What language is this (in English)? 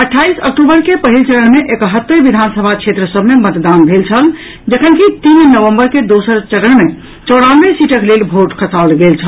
Maithili